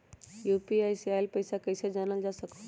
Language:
Magahi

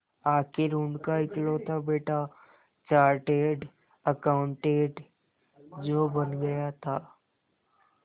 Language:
Hindi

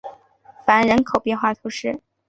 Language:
Chinese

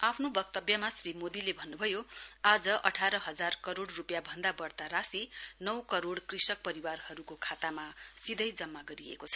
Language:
Nepali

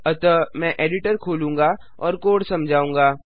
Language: Hindi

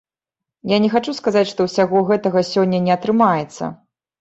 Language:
Belarusian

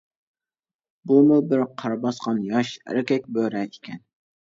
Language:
Uyghur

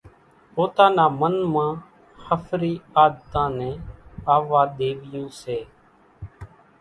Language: Kachi Koli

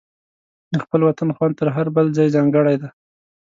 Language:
Pashto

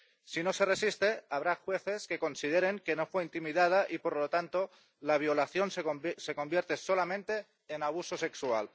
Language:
Spanish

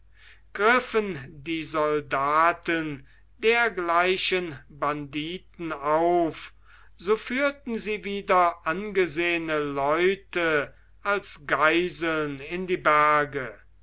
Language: German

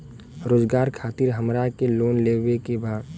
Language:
Bhojpuri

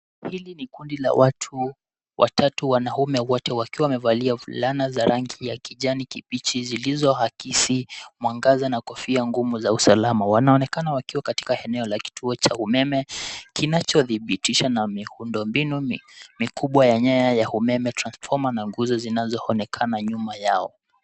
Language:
Swahili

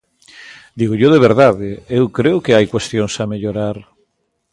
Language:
Galician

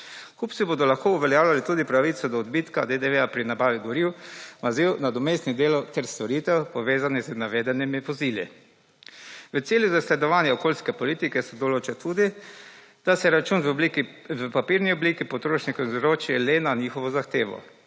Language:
Slovenian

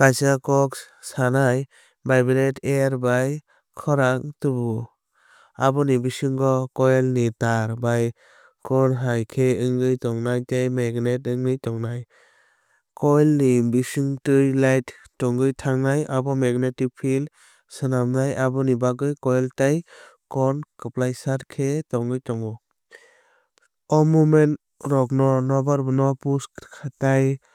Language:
Kok Borok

